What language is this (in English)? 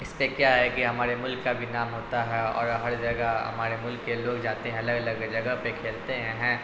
Urdu